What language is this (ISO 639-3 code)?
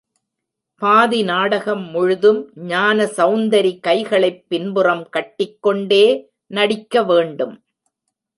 tam